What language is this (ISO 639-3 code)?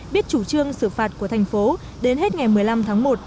vie